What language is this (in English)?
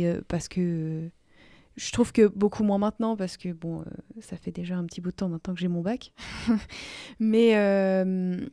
French